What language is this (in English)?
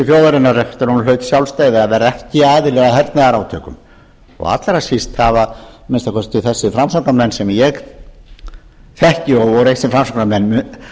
Icelandic